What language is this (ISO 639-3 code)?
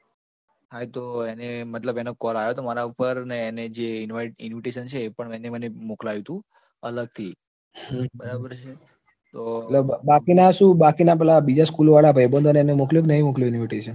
guj